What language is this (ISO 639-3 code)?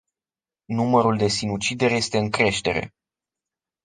ron